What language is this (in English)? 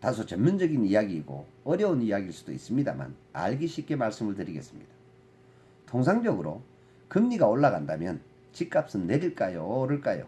Korean